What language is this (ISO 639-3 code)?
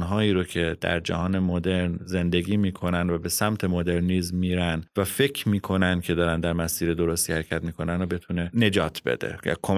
fas